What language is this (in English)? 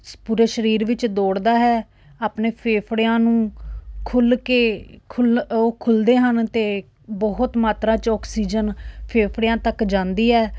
Punjabi